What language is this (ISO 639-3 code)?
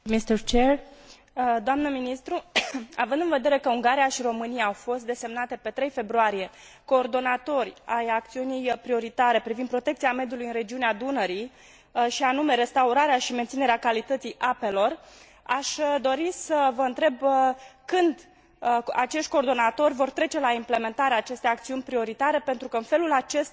ron